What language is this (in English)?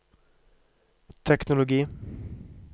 Norwegian